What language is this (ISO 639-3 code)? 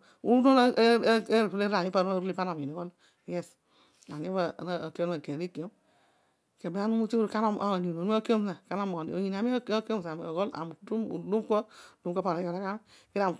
odu